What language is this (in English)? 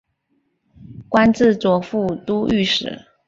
Chinese